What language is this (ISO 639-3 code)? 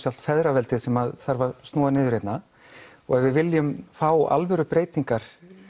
isl